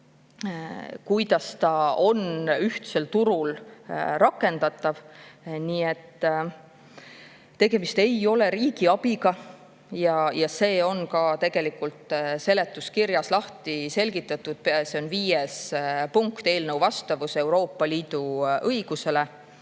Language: Estonian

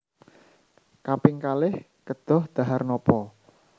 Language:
Javanese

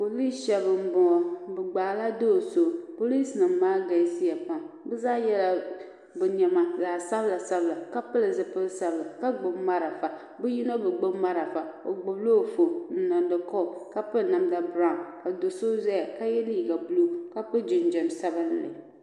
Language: Dagbani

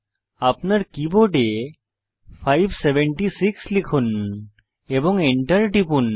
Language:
Bangla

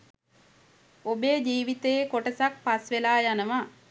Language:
Sinhala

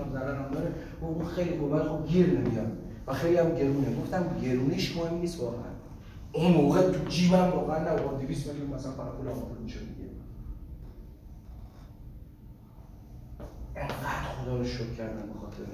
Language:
Persian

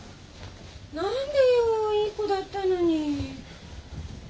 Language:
Japanese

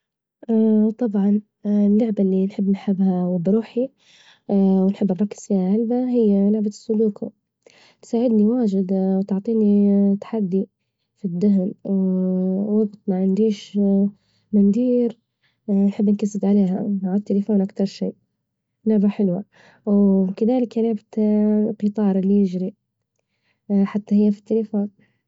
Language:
Libyan Arabic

